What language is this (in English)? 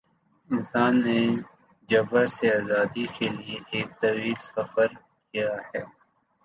Urdu